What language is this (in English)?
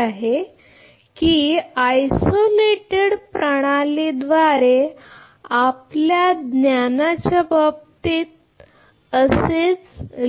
Marathi